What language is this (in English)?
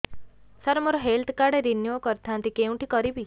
Odia